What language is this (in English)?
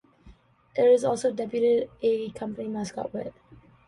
English